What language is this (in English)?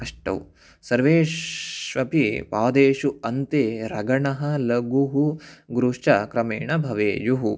Sanskrit